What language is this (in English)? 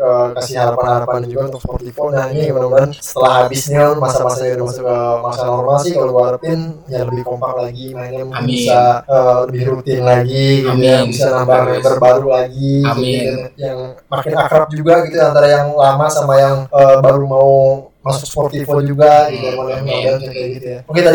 Indonesian